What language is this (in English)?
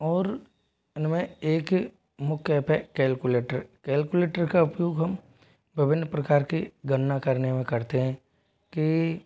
Hindi